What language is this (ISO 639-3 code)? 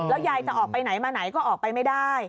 tha